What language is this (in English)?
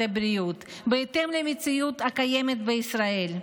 Hebrew